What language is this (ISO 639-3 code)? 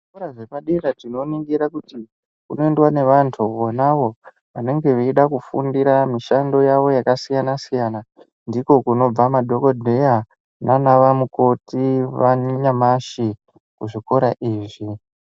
ndc